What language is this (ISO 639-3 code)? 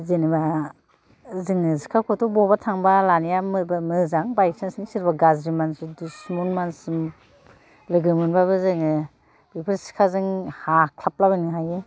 brx